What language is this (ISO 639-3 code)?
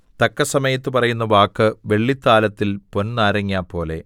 mal